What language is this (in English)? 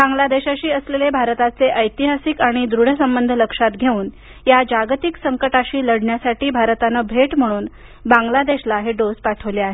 Marathi